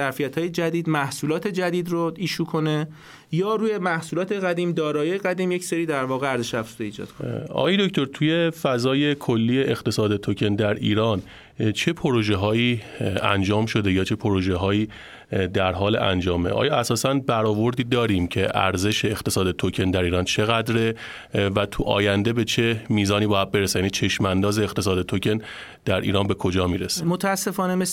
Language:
Persian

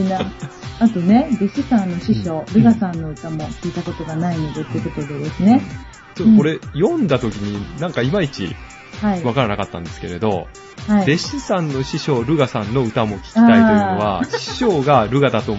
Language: Japanese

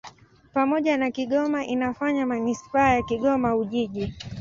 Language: Swahili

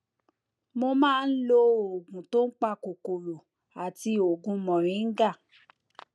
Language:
Yoruba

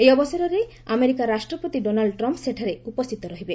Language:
Odia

